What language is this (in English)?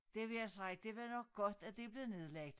Danish